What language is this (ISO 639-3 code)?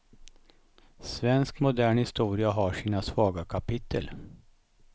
swe